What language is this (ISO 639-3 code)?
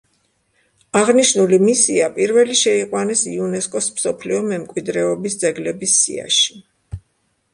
kat